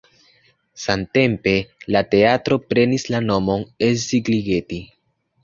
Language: Esperanto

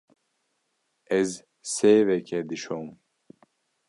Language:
Kurdish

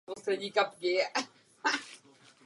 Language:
Czech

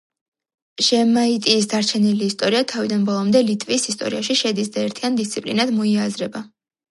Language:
Georgian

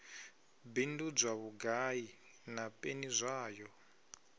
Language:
Venda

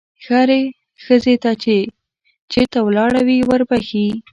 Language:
Pashto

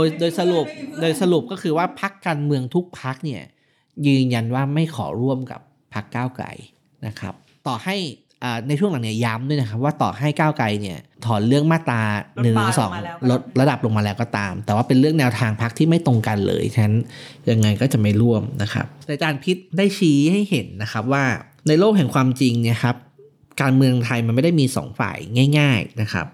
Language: Thai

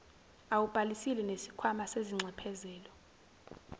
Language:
Zulu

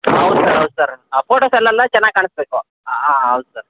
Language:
Kannada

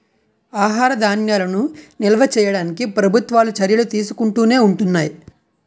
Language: Telugu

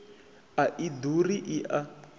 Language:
Venda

